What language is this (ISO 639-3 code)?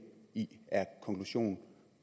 dan